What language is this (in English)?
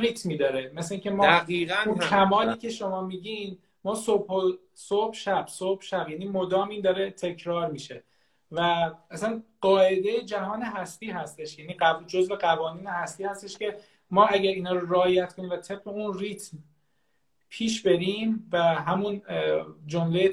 Persian